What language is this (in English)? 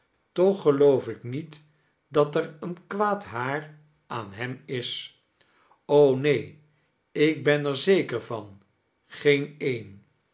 Dutch